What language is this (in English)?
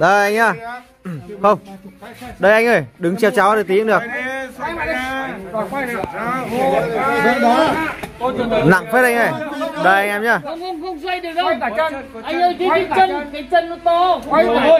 Vietnamese